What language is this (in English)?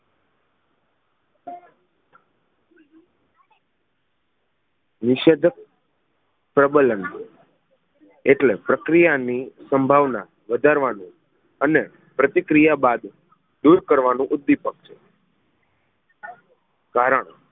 Gujarati